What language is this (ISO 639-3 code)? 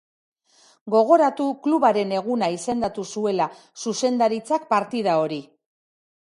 eus